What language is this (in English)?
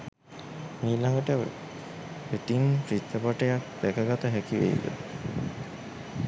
Sinhala